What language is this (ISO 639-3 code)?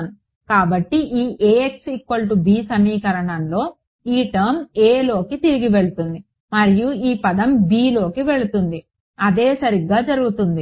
tel